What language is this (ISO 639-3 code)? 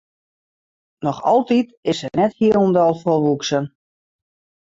fry